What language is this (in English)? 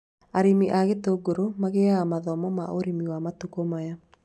Kikuyu